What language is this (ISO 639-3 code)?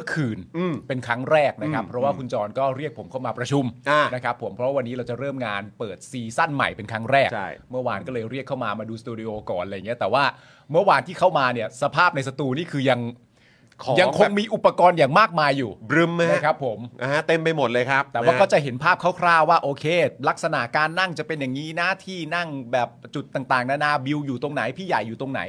tha